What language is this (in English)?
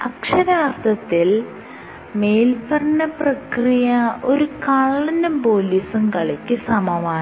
Malayalam